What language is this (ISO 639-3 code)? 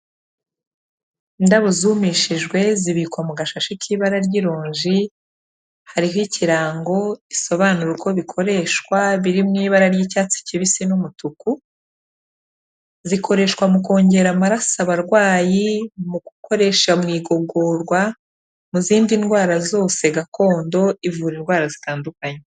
kin